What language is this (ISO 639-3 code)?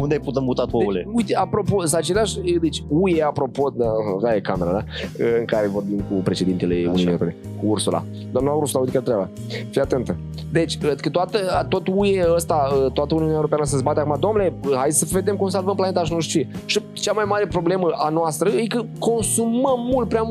ron